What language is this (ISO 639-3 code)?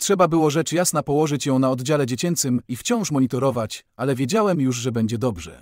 pol